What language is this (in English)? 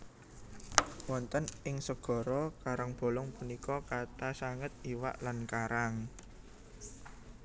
Javanese